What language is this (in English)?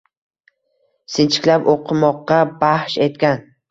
Uzbek